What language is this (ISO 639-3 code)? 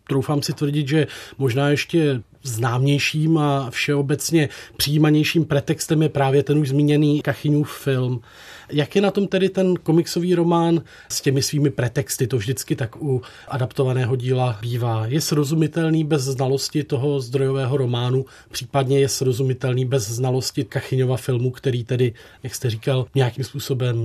ces